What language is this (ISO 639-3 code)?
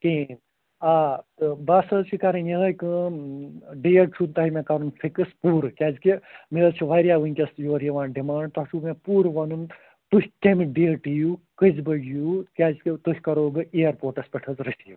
kas